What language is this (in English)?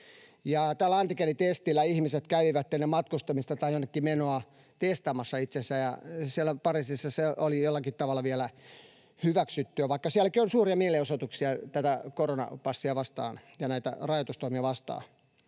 Finnish